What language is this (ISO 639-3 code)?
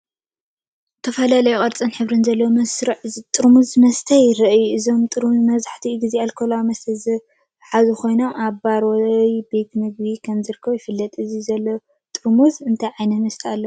tir